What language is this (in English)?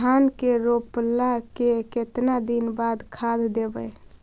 Magahi